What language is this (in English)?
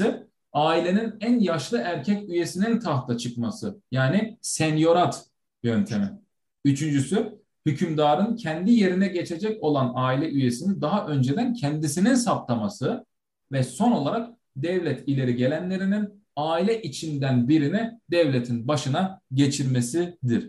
Turkish